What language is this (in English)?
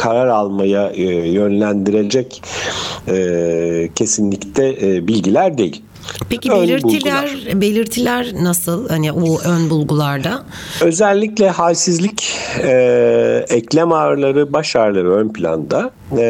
Turkish